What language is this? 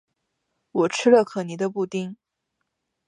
Chinese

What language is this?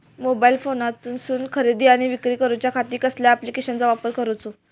Marathi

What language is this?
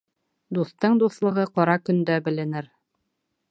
Bashkir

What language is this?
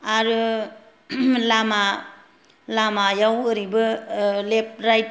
Bodo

